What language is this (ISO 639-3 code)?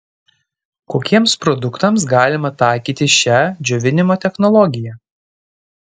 lit